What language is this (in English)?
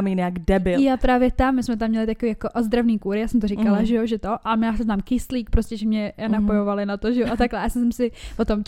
Czech